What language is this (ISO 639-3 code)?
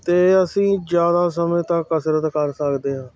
pan